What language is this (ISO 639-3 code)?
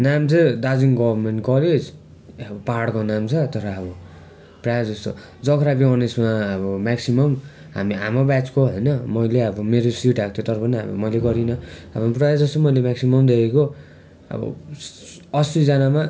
nep